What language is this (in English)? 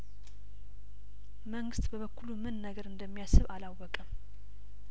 Amharic